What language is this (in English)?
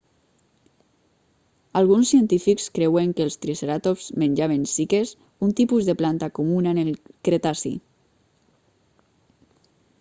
Catalan